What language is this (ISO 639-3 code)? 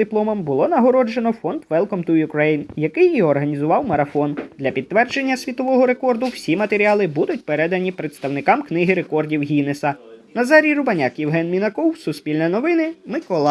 ukr